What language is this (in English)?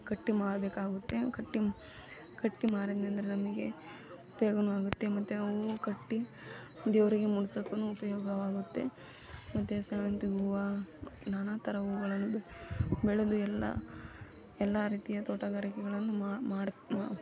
Kannada